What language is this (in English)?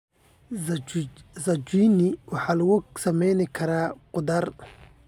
Somali